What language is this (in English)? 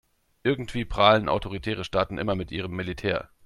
German